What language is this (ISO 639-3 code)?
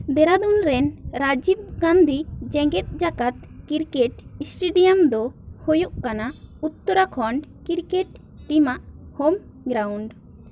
sat